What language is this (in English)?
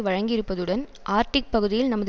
Tamil